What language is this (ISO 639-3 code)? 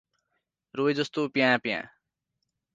nep